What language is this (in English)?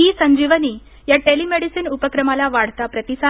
Marathi